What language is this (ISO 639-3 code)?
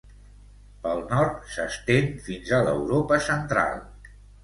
cat